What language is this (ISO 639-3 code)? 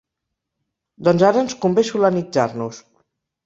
cat